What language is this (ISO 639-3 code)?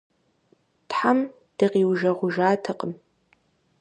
kbd